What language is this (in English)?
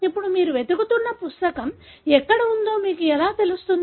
Telugu